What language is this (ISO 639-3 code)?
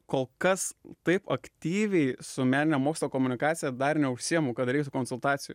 lit